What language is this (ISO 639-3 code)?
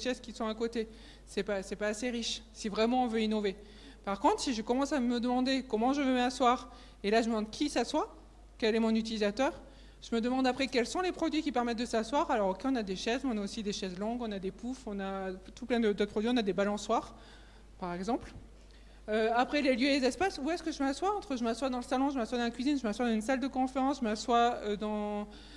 fra